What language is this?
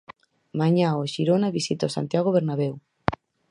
Galician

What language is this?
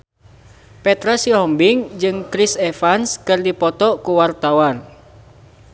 Sundanese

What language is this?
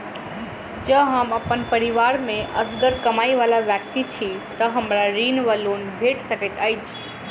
Maithili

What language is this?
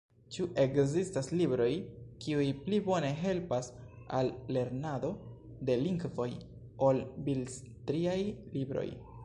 Esperanto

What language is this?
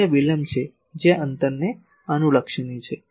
Gujarati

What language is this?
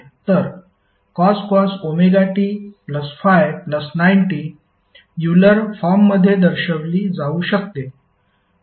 Marathi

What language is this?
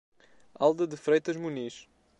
Portuguese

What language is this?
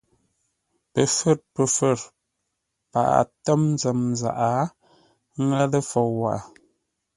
Ngombale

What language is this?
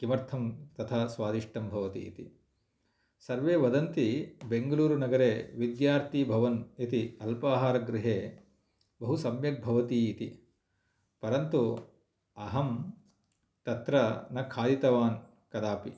Sanskrit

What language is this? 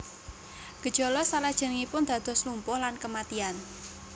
Javanese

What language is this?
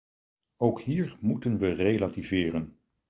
Dutch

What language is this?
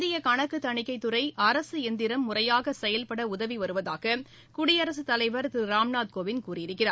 Tamil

